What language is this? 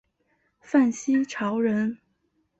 Chinese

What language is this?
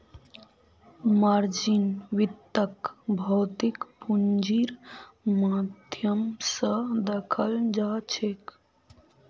Magahi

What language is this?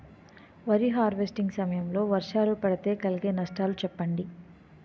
Telugu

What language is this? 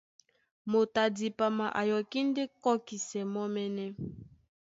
Duala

